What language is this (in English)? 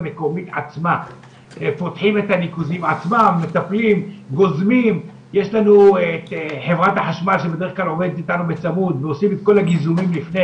Hebrew